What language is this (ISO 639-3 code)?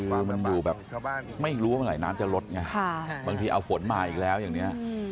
tha